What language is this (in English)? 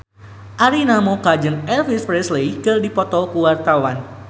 Sundanese